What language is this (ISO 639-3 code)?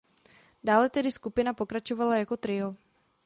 ces